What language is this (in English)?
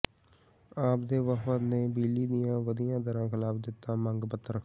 Punjabi